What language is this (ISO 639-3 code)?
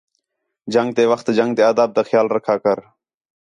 xhe